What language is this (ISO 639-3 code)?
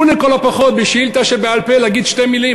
heb